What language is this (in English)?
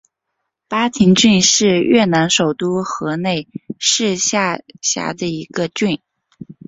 Chinese